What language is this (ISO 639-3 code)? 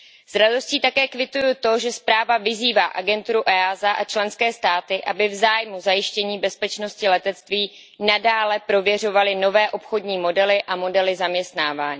ces